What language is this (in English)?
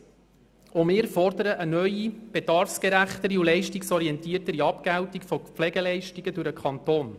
Swiss German